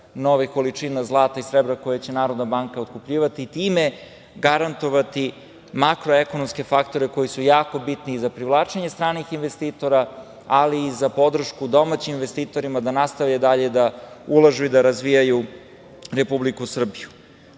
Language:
Serbian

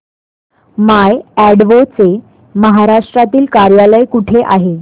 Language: Marathi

